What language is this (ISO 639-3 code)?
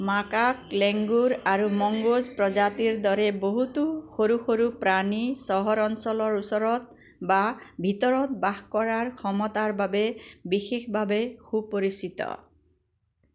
asm